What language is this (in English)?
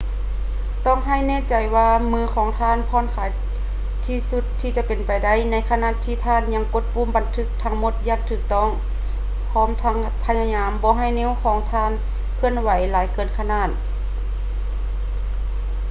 Lao